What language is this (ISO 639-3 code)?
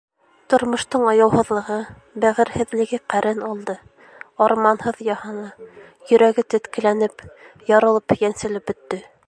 bak